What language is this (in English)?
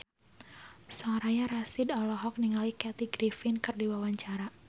Sundanese